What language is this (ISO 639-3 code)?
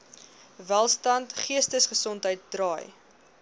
afr